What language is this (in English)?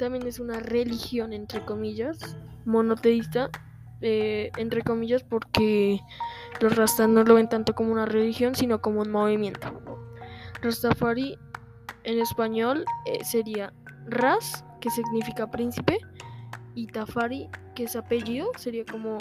Spanish